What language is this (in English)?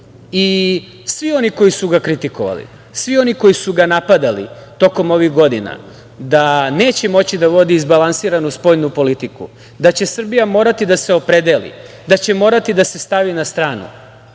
Serbian